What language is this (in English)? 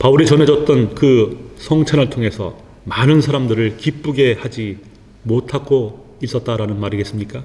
Korean